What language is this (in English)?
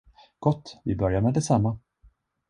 Swedish